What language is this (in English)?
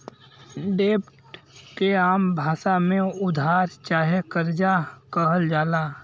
Bhojpuri